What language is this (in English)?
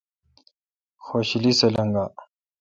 Kalkoti